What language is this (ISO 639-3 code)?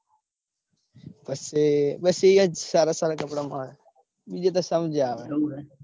guj